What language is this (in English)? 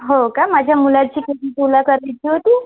Marathi